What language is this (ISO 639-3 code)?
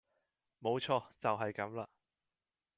yue